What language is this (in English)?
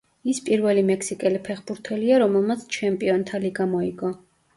Georgian